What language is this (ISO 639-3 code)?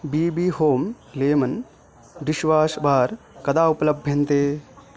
san